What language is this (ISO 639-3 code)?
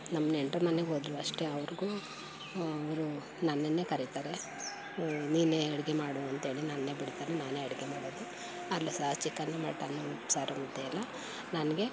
kan